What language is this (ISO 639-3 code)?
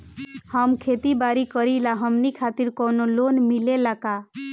bho